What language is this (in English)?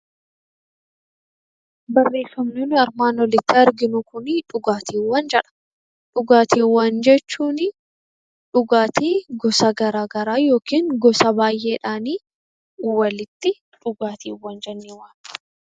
Oromo